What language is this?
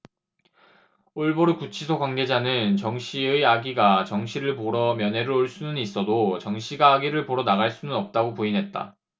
Korean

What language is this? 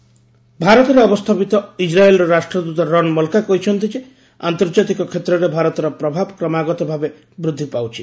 Odia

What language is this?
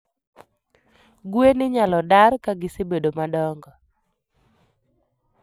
Luo (Kenya and Tanzania)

